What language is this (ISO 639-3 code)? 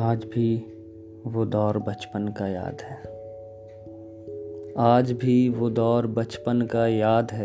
urd